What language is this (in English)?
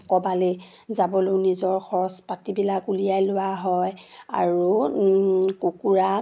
Assamese